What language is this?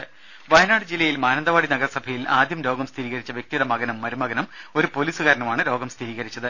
Malayalam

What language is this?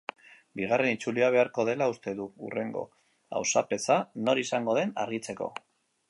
Basque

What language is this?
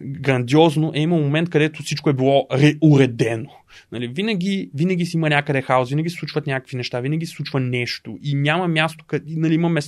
Bulgarian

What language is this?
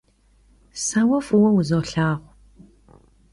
Kabardian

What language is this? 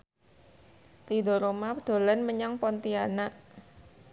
Javanese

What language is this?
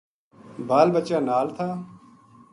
Gujari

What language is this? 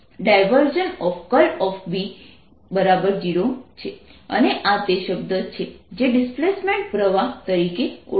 Gujarati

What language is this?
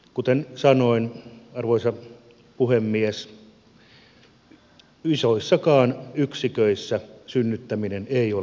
Finnish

